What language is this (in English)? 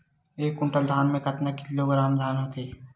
Chhattisgarhi